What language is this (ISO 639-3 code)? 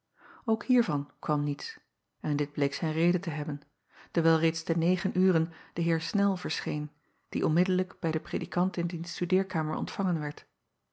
nld